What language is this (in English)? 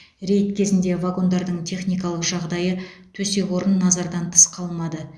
Kazakh